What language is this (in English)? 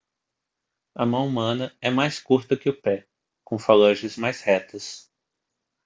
Portuguese